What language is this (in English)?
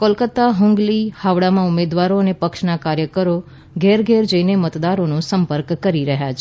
Gujarati